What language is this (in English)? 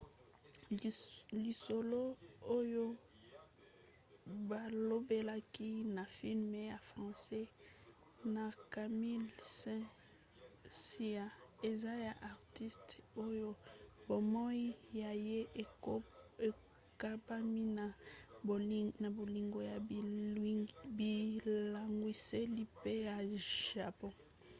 Lingala